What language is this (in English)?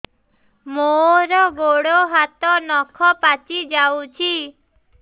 Odia